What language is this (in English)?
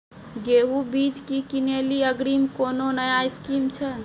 Maithili